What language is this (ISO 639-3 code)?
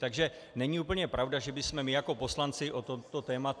ces